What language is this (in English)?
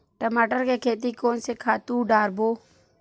Chhattisgarhi